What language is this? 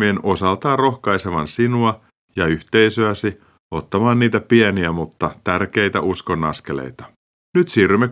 Finnish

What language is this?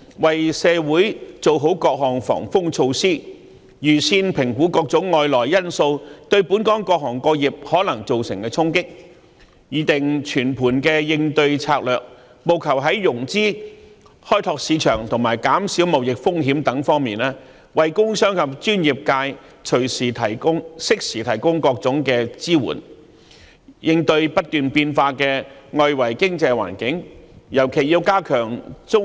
Cantonese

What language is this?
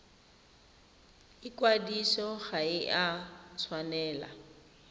Tswana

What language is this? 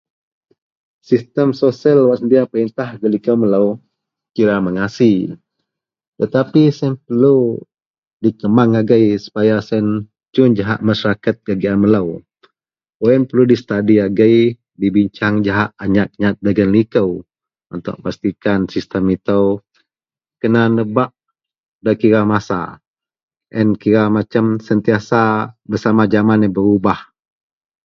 Central Melanau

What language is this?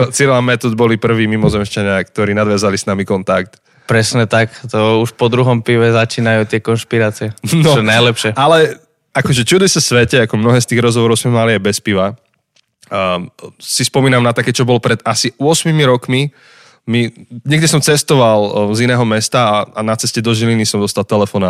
Slovak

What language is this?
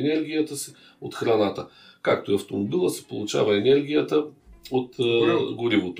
Bulgarian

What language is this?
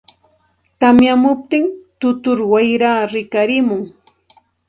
Santa Ana de Tusi Pasco Quechua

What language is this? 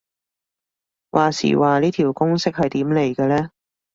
Cantonese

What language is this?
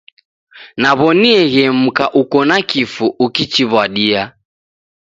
Taita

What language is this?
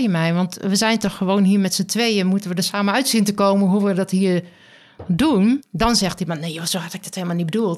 Dutch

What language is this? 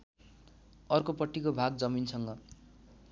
Nepali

